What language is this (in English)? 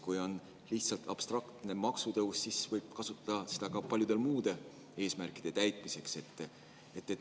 Estonian